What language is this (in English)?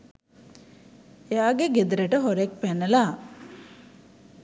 Sinhala